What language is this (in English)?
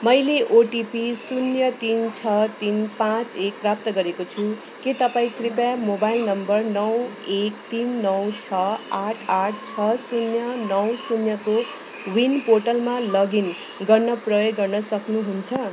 Nepali